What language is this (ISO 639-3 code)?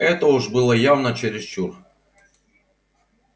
rus